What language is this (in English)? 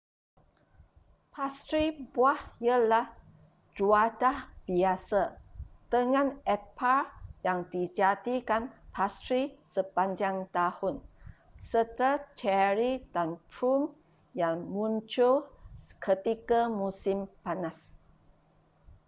Malay